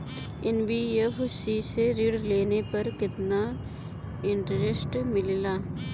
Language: Bhojpuri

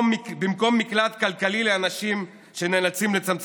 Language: Hebrew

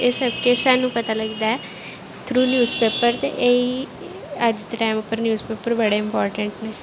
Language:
Dogri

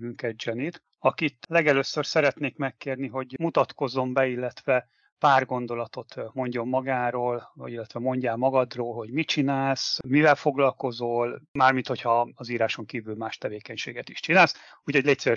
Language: Hungarian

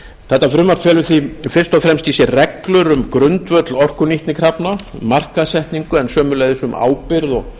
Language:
Icelandic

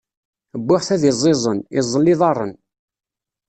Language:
Kabyle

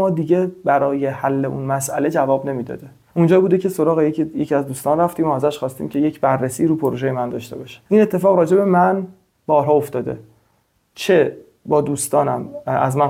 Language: Persian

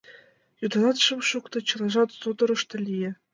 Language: Mari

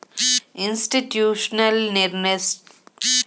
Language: Kannada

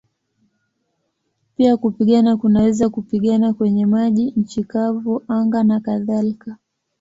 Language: Swahili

